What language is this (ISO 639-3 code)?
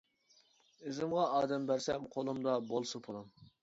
uig